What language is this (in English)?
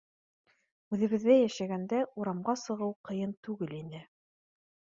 Bashkir